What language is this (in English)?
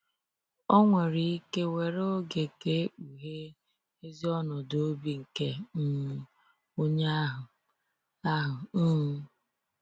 Igbo